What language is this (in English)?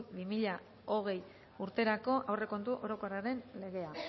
Basque